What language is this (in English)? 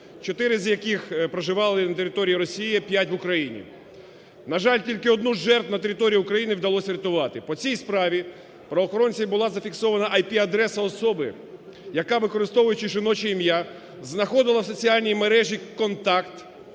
Ukrainian